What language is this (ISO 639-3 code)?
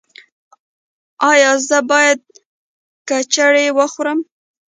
pus